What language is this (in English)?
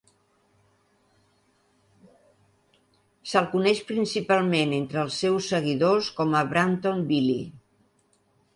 Catalan